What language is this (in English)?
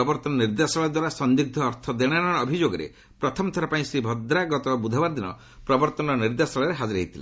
Odia